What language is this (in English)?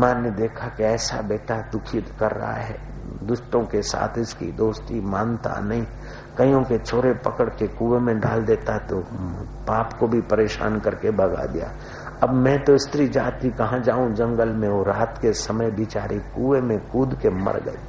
Hindi